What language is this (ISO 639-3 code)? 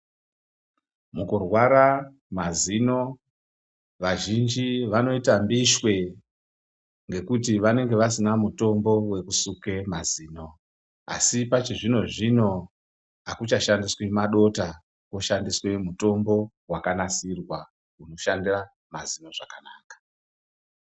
ndc